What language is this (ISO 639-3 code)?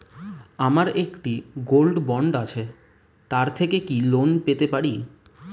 ben